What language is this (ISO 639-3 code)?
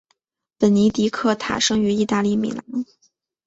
zho